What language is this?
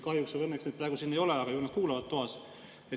Estonian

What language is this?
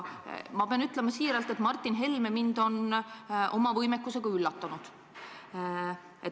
Estonian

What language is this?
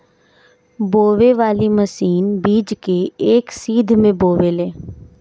Bhojpuri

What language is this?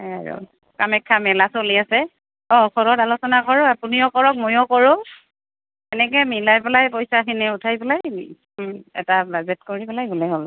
Assamese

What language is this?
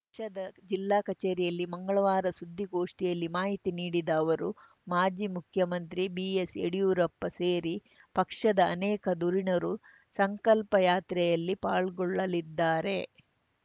Kannada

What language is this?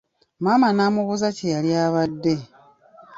Ganda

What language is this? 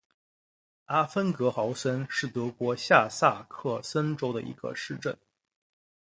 Chinese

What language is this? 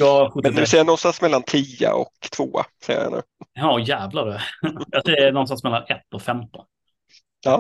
Swedish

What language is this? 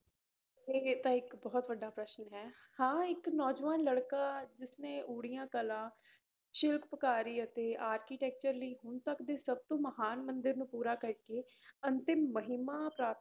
Punjabi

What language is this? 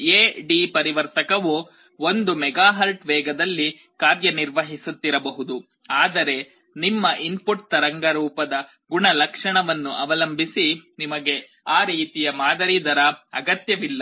Kannada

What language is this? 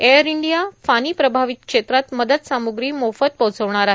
Marathi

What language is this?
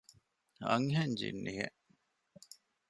Divehi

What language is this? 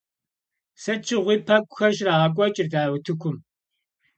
Kabardian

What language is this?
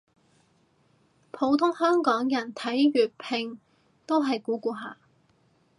Cantonese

